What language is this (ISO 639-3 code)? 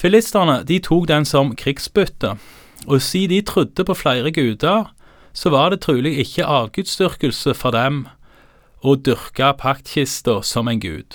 dan